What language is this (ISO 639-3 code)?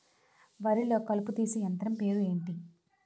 tel